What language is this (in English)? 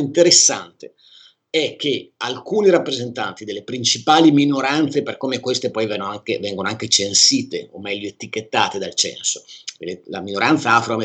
Italian